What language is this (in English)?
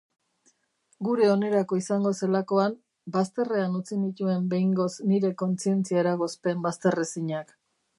Basque